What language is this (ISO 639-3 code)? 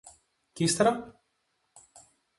ell